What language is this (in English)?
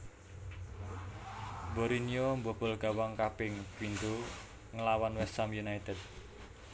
Javanese